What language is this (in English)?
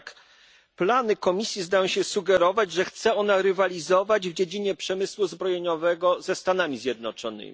Polish